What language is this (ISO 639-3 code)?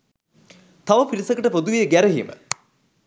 sin